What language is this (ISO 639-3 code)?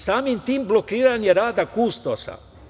srp